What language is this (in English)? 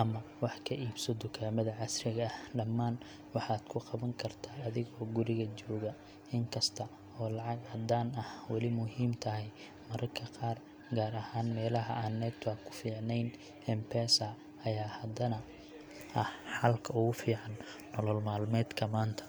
Somali